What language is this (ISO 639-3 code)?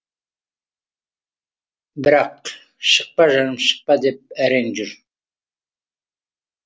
kaz